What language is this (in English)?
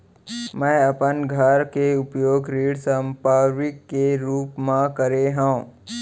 Chhattisgarhi